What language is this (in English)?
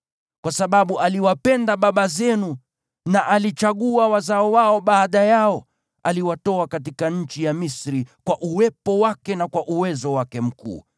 Swahili